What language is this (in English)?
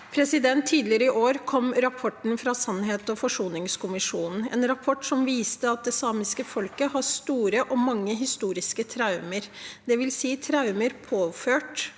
Norwegian